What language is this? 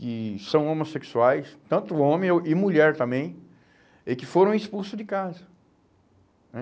Portuguese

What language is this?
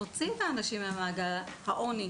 Hebrew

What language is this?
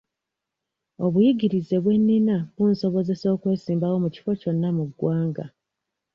Ganda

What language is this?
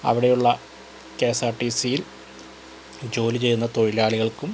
Malayalam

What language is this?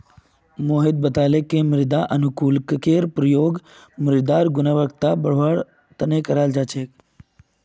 Magahi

